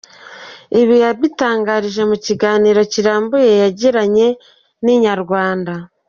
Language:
Kinyarwanda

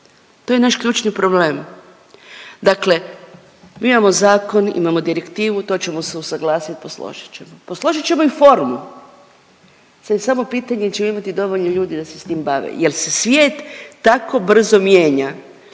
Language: Croatian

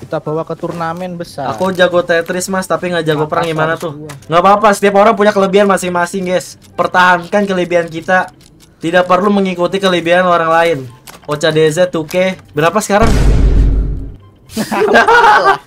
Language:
Indonesian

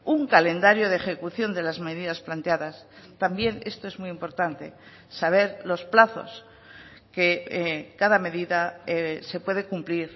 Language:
Spanish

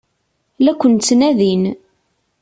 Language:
Kabyle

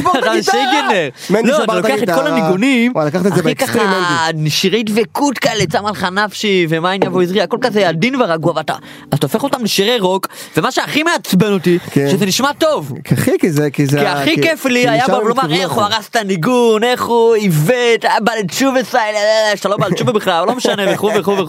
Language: Hebrew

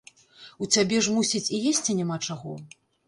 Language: Belarusian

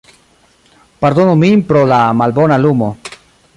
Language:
Esperanto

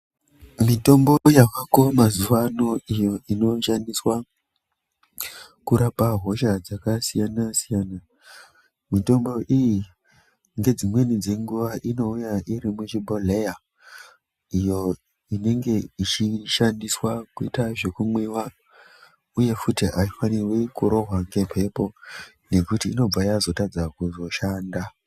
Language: Ndau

